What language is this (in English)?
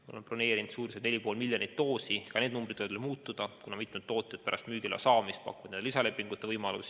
Estonian